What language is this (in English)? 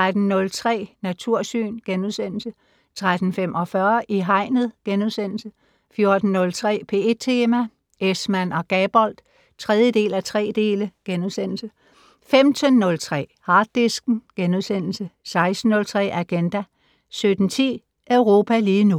Danish